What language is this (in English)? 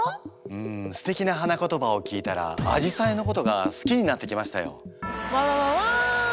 Japanese